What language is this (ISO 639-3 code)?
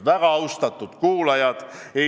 est